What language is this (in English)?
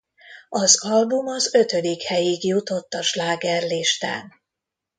Hungarian